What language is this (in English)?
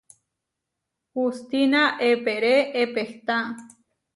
Huarijio